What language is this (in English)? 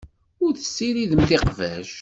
Kabyle